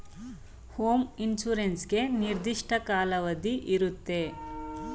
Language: Kannada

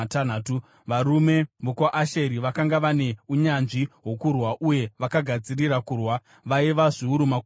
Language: Shona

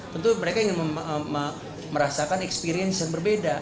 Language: Indonesian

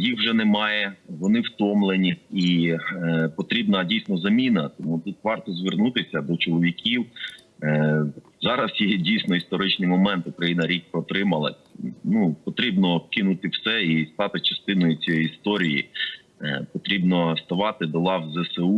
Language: Ukrainian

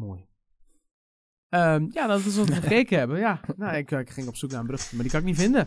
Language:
Dutch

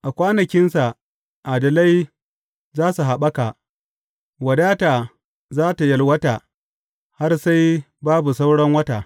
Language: Hausa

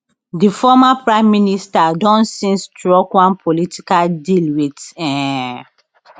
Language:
Nigerian Pidgin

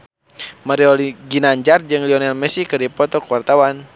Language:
Sundanese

